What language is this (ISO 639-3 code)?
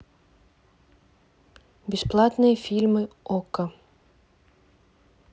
rus